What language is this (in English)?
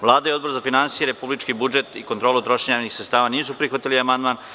Serbian